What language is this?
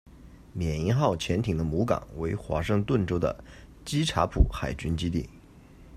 Chinese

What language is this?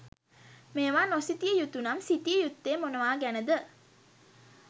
Sinhala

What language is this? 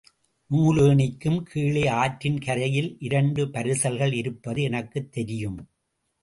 Tamil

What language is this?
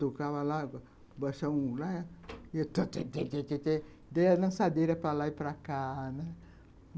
Portuguese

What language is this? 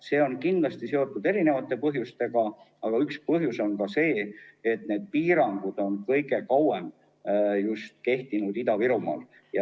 Estonian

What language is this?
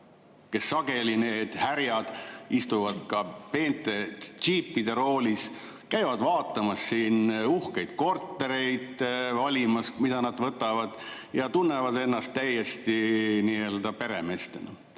Estonian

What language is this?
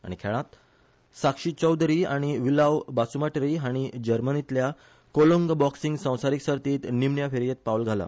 Konkani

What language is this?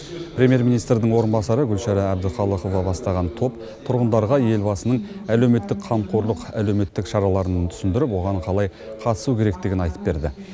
Kazakh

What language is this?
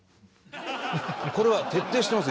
Japanese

